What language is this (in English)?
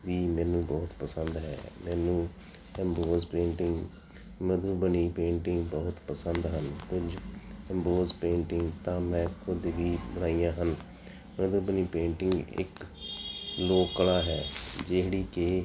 Punjabi